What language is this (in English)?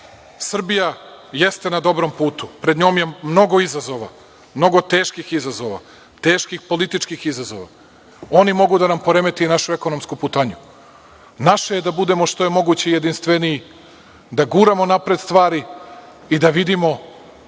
Serbian